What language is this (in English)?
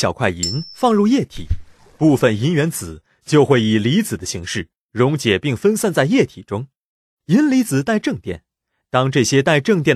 Chinese